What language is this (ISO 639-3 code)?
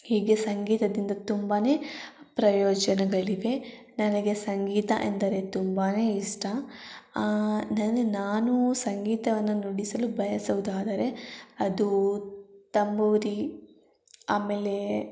kan